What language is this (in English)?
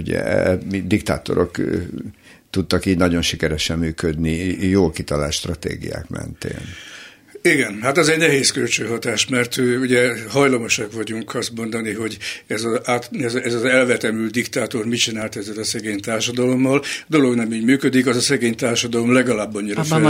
Hungarian